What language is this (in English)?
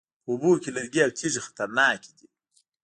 Pashto